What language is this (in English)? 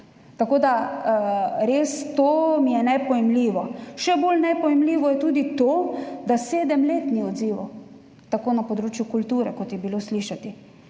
Slovenian